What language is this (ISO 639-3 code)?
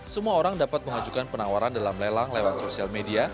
ind